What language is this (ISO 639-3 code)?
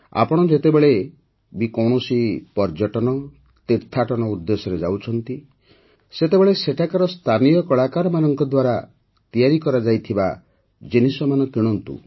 ori